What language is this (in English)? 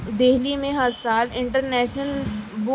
Urdu